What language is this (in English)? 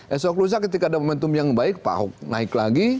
Indonesian